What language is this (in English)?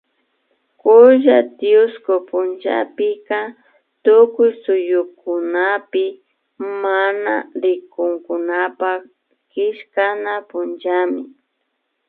Imbabura Highland Quichua